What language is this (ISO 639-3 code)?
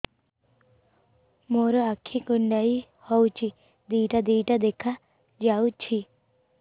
ori